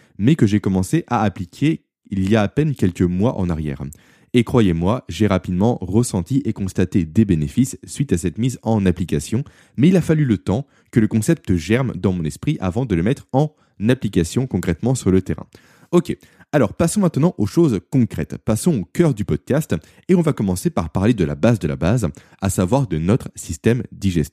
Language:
French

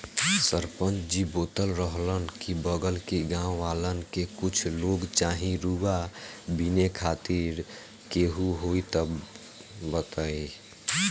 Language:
Bhojpuri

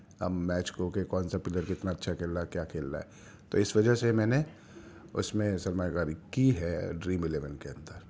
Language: Urdu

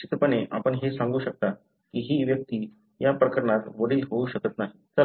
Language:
Marathi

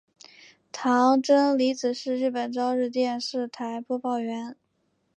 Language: Chinese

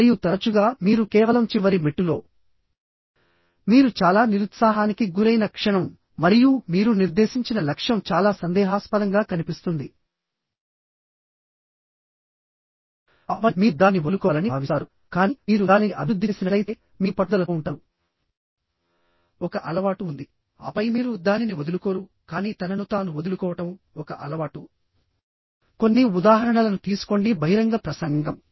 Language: Telugu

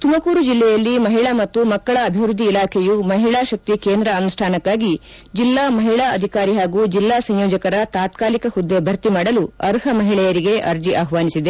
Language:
Kannada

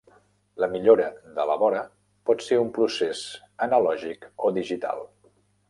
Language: Catalan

